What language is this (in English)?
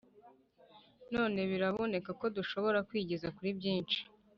Kinyarwanda